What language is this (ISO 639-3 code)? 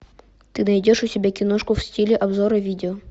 rus